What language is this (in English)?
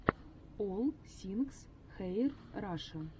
Russian